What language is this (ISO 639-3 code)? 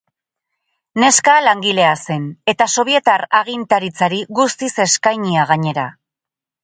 eus